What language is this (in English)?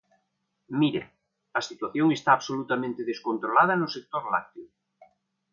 Galician